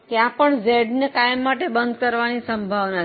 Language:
Gujarati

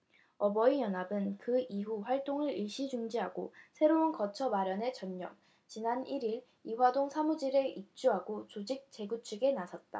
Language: Korean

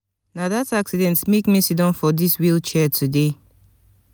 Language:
Nigerian Pidgin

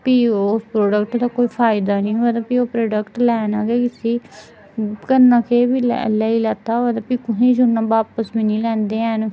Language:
Dogri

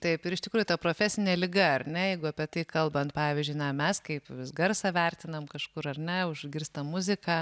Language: Lithuanian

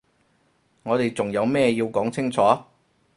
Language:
Cantonese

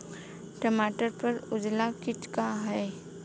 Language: Bhojpuri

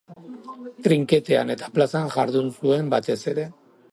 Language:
Basque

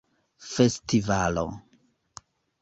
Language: Esperanto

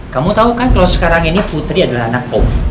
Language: Indonesian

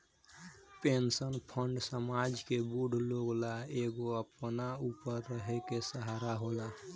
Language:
Bhojpuri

